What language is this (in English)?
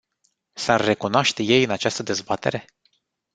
Romanian